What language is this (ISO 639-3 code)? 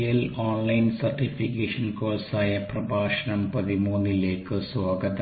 mal